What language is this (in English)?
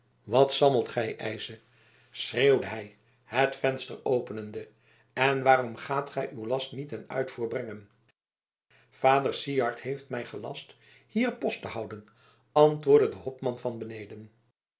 Dutch